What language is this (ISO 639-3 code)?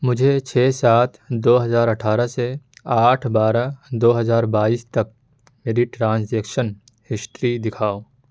urd